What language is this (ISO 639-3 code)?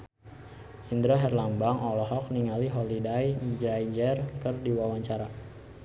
sun